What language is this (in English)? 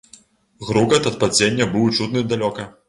Belarusian